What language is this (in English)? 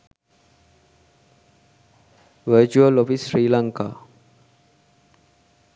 Sinhala